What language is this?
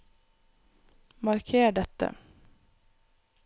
Norwegian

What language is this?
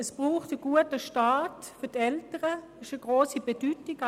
Swiss German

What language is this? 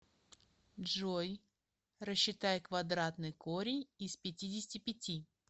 Russian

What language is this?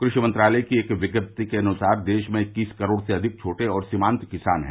Hindi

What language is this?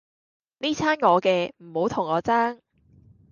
Cantonese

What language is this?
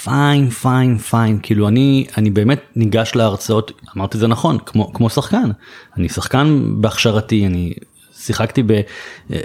Hebrew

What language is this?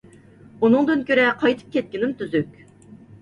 Uyghur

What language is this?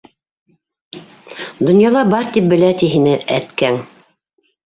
Bashkir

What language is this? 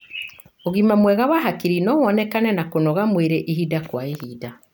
Kikuyu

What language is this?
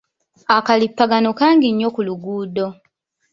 Ganda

